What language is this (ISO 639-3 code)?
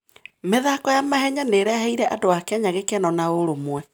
kik